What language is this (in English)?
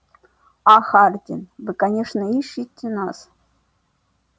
Russian